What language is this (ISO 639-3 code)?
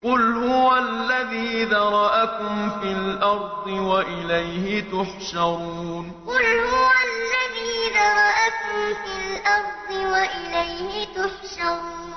ara